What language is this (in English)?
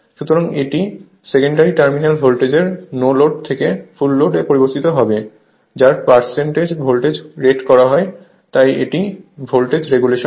Bangla